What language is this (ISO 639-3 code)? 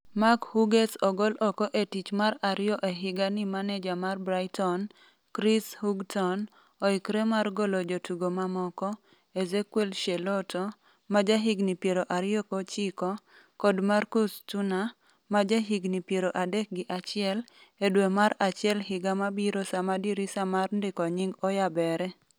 luo